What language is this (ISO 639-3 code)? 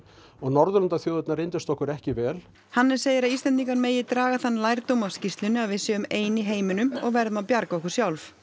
isl